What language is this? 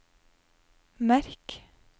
Norwegian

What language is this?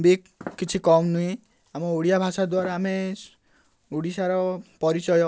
Odia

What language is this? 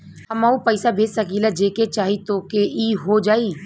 Bhojpuri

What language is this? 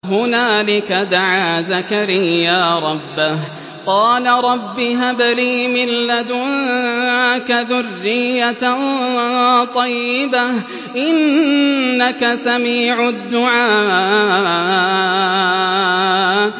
Arabic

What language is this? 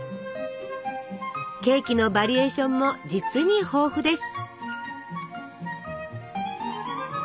Japanese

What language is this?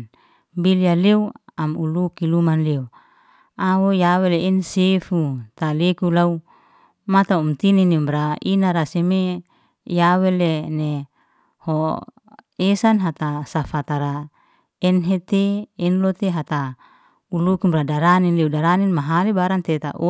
Liana-Seti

